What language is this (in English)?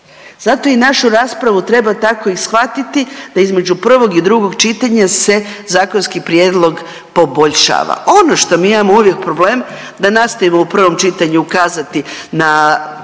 Croatian